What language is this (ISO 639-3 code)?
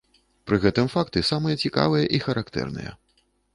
bel